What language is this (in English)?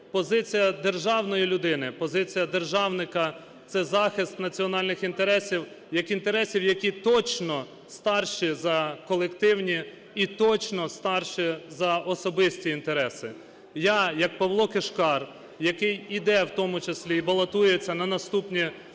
Ukrainian